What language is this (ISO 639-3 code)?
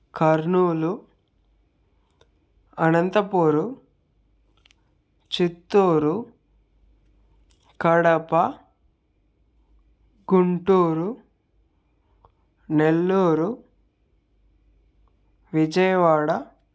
tel